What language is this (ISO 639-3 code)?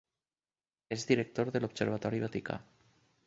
cat